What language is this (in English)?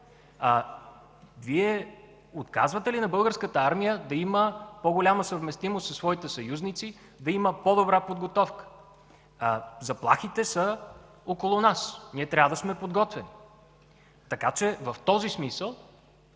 Bulgarian